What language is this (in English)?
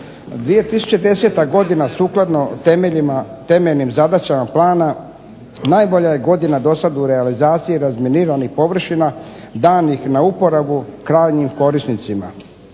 Croatian